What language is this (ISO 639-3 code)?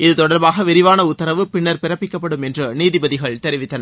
tam